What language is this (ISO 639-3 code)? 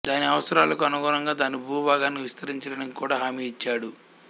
tel